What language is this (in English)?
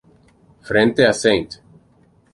Spanish